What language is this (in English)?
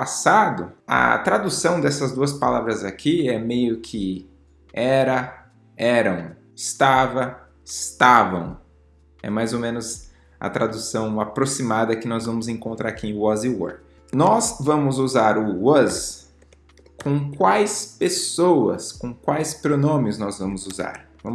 Portuguese